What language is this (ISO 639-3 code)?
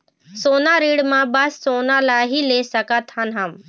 hne